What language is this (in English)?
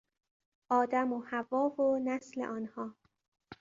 Persian